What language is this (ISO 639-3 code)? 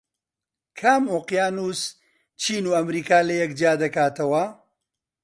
ckb